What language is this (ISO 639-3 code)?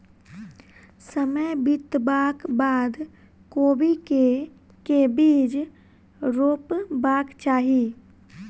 mai